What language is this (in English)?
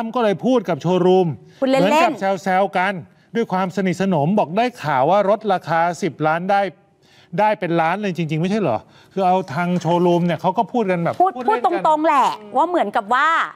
Thai